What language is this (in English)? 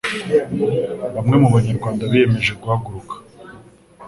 Kinyarwanda